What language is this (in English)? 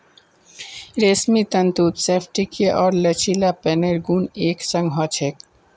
Magahi